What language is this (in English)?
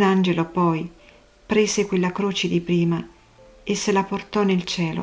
Italian